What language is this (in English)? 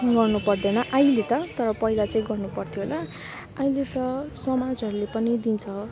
Nepali